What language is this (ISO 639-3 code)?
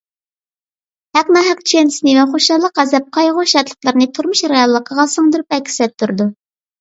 uig